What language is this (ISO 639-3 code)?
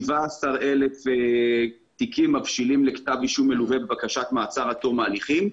heb